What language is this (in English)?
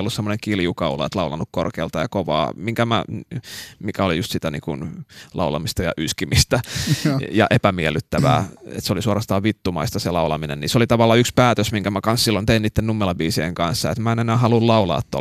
Finnish